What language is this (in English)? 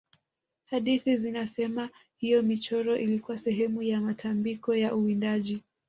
Swahili